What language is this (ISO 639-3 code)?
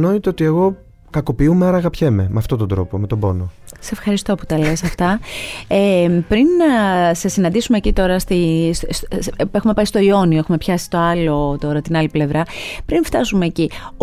ell